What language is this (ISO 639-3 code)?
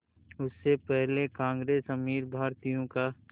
hin